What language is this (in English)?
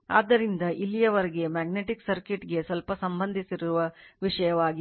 Kannada